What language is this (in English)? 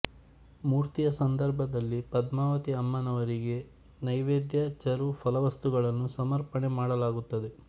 Kannada